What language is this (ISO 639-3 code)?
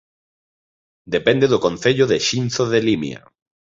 glg